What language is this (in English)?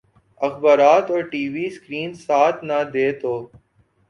Urdu